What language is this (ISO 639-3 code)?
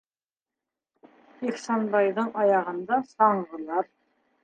bak